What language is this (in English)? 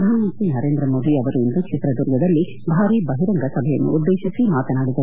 Kannada